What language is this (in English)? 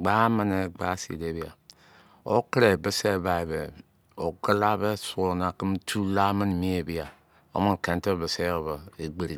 Izon